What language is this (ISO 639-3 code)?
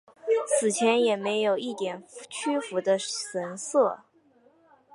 zho